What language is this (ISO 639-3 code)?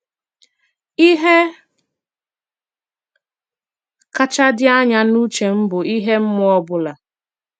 ibo